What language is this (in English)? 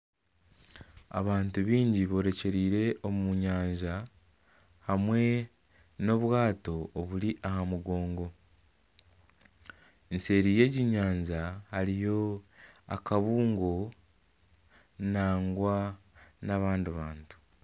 Nyankole